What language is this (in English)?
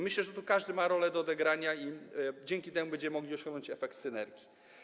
Polish